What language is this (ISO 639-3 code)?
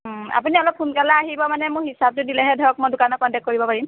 asm